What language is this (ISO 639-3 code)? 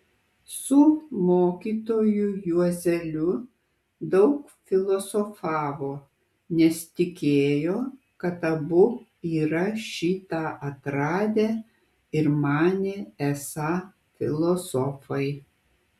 lit